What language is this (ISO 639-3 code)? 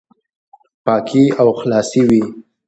pus